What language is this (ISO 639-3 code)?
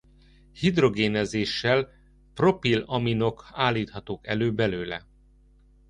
hun